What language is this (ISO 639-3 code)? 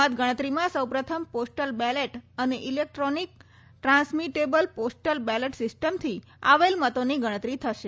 guj